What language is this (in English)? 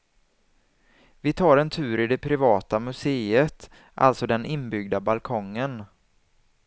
Swedish